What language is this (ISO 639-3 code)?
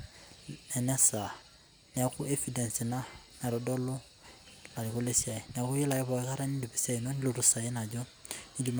mas